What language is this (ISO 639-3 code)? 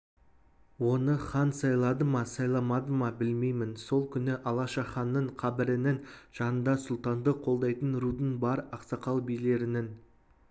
kaz